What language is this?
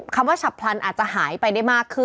Thai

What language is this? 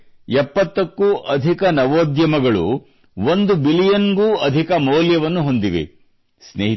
Kannada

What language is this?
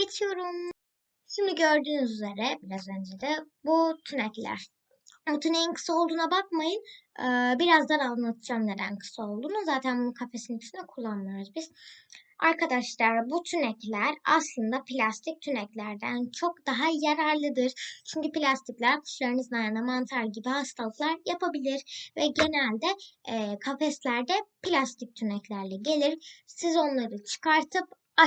Turkish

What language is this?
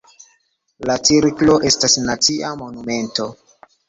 Esperanto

